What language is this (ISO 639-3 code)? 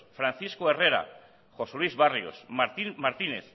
eus